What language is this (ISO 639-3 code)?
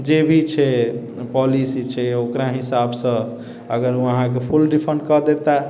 mai